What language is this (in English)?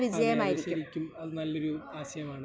Malayalam